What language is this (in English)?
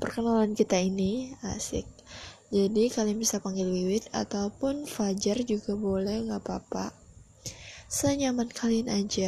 Indonesian